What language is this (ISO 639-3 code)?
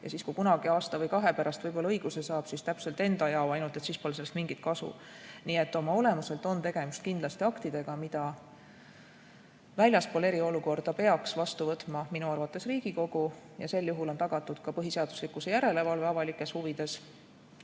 est